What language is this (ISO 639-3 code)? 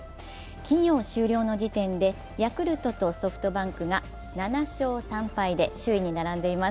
jpn